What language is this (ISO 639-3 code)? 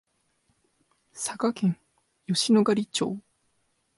jpn